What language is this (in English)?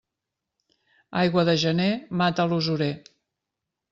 Catalan